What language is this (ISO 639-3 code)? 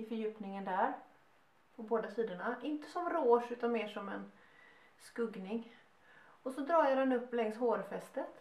swe